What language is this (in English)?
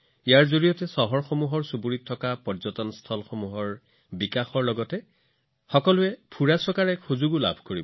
Assamese